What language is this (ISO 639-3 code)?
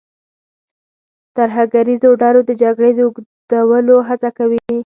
pus